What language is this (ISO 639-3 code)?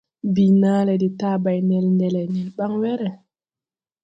tui